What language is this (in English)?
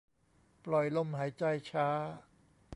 Thai